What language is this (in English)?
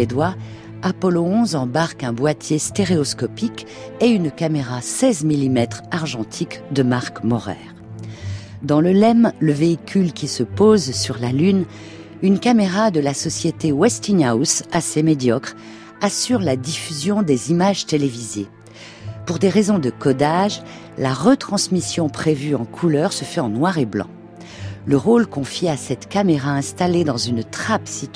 French